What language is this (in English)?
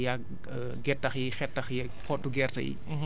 Wolof